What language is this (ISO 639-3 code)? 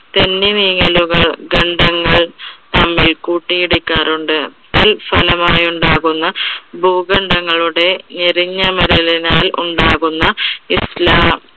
mal